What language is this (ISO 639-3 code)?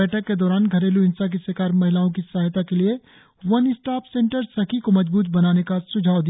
hin